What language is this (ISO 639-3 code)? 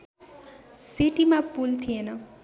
nep